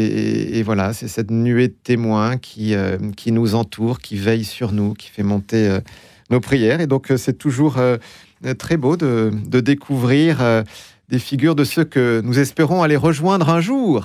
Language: French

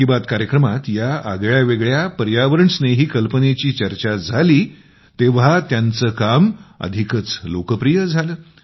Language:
Marathi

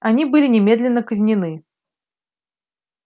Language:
Russian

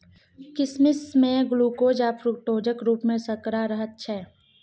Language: Maithili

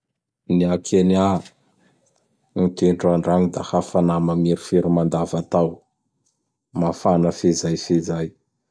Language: Bara Malagasy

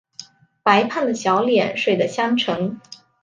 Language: Chinese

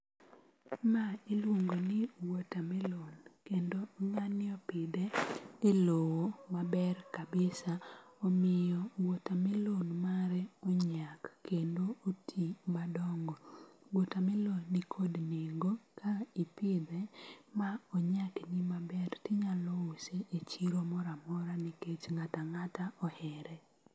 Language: Luo (Kenya and Tanzania)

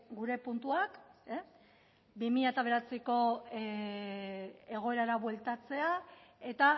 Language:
Basque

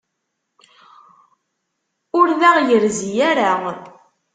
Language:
Kabyle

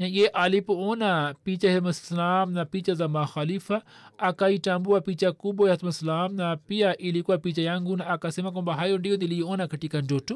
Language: Swahili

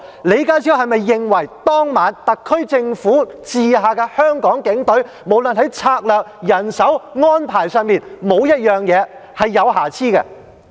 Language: Cantonese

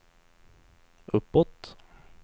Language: Swedish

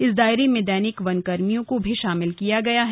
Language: Hindi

